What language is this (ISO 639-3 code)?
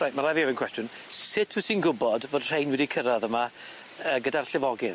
cym